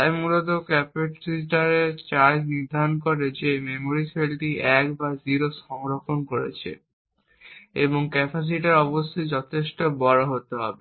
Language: Bangla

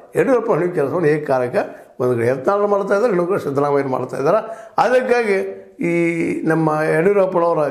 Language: Kannada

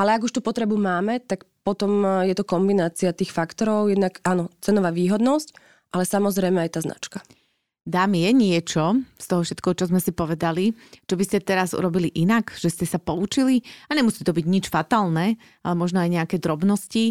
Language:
Slovak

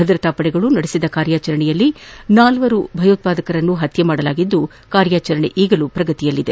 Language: Kannada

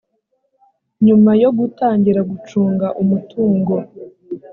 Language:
Kinyarwanda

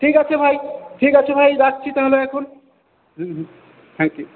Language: Bangla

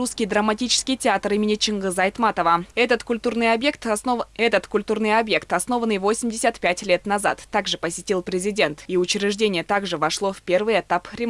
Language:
Russian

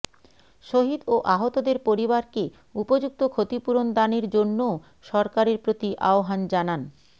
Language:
Bangla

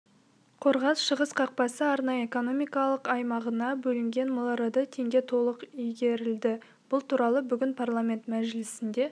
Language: Kazakh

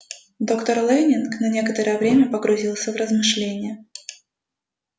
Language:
Russian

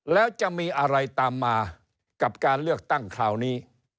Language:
Thai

